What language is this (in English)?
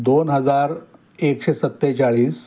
Marathi